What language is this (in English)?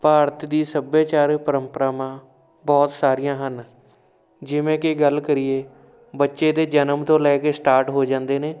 Punjabi